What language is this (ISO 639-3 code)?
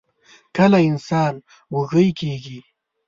pus